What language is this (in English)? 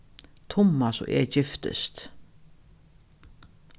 Faroese